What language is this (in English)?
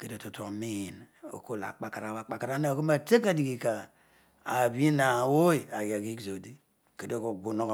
Odual